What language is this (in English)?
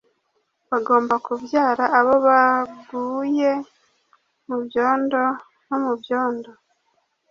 Kinyarwanda